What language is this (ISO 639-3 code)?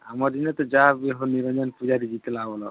ori